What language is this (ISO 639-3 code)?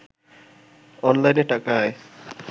ben